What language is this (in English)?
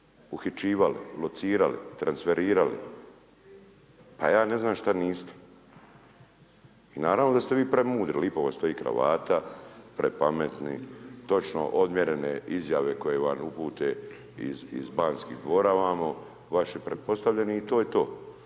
Croatian